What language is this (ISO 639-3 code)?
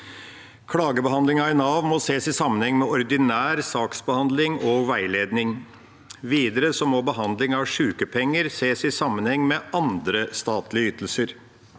nor